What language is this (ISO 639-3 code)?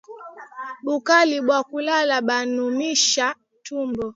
swa